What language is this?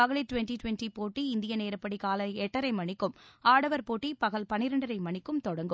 Tamil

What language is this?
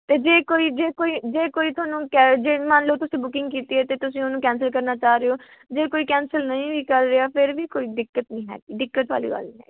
Punjabi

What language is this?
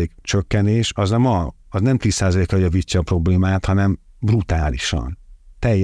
Hungarian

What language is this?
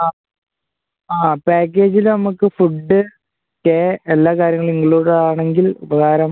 Malayalam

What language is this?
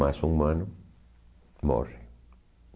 Portuguese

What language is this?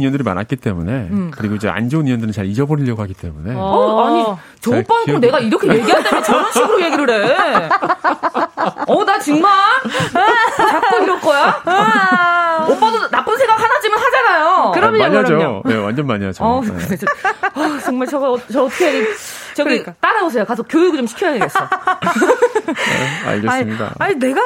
Korean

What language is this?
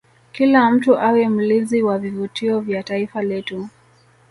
Swahili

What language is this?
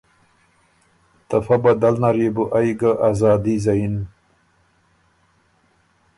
Ormuri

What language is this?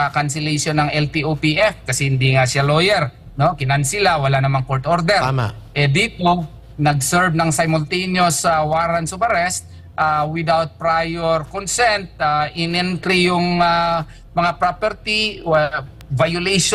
Filipino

